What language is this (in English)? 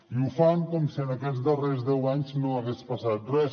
Catalan